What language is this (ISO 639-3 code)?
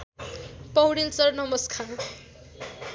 nep